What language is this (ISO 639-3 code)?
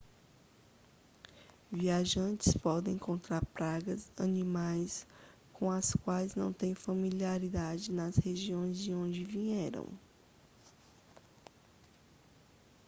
por